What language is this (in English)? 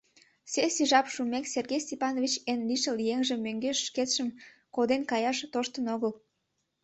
Mari